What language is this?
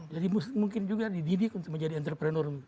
Indonesian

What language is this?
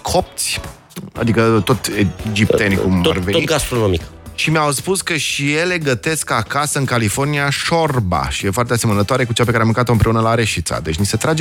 Romanian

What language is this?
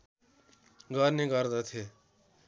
Nepali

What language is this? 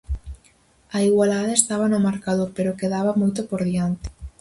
Galician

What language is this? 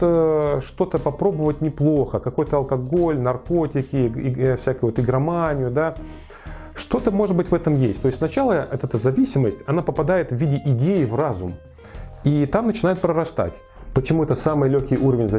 Russian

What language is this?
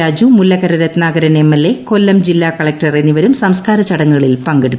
Malayalam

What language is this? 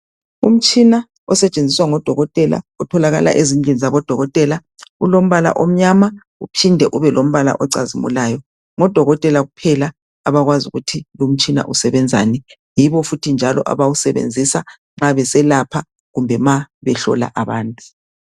North Ndebele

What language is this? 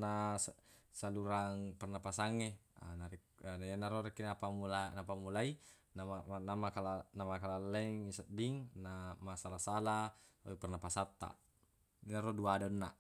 Buginese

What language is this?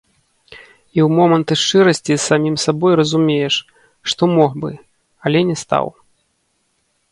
Belarusian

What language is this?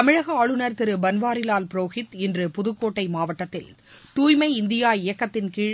Tamil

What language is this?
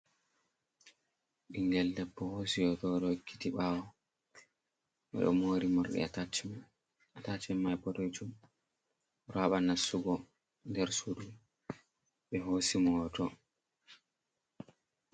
Fula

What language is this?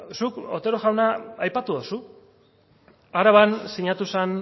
Basque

